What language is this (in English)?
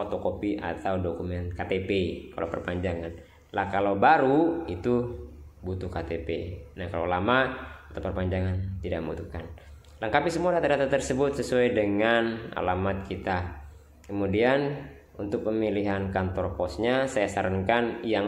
Indonesian